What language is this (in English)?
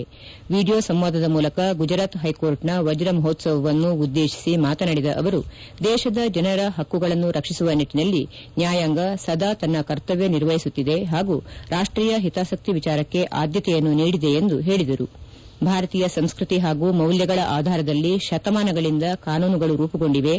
Kannada